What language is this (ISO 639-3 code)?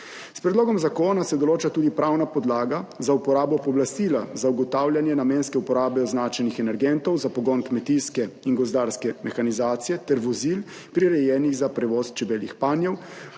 slv